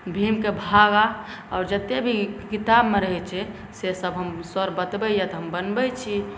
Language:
Maithili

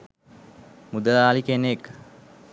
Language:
Sinhala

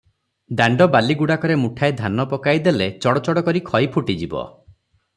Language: Odia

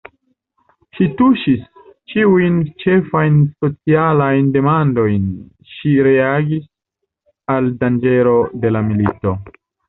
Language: Esperanto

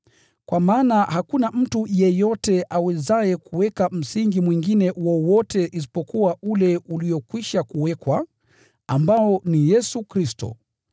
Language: Swahili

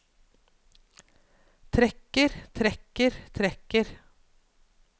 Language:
Norwegian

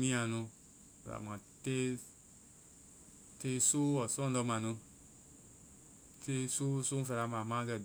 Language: Vai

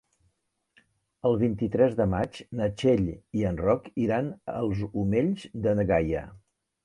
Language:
Catalan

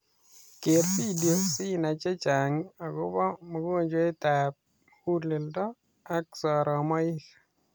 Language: Kalenjin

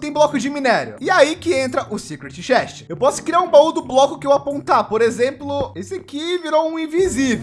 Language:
Portuguese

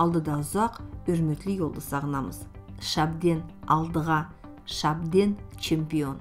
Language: Turkish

